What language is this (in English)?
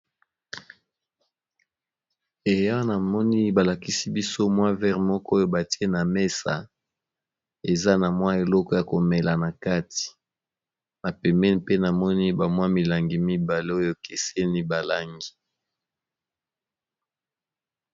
Lingala